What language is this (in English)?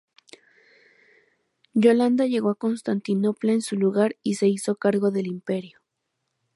Spanish